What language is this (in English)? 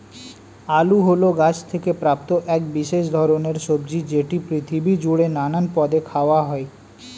Bangla